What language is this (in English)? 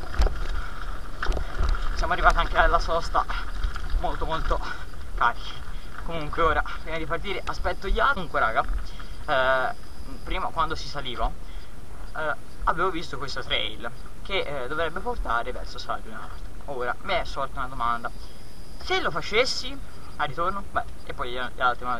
Italian